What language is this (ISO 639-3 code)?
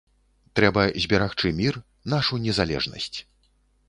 bel